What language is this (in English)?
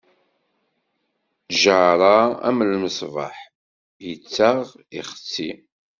Kabyle